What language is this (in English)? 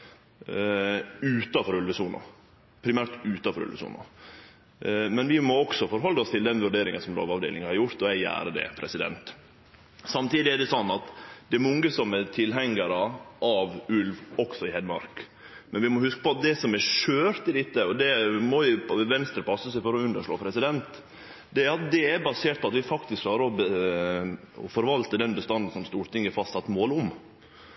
Norwegian Nynorsk